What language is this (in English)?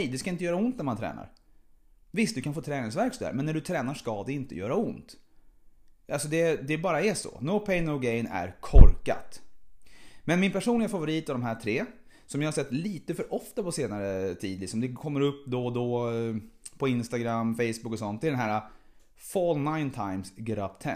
Swedish